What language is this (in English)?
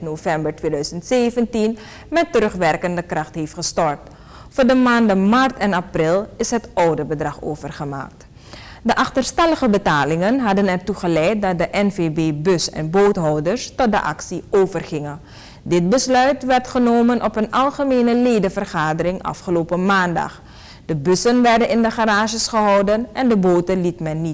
Dutch